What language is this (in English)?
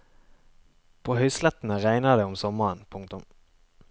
Norwegian